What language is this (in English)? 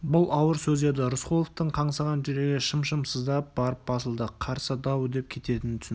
Kazakh